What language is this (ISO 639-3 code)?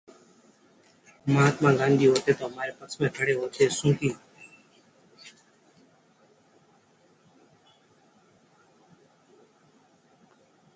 hin